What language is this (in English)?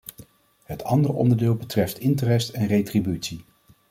Dutch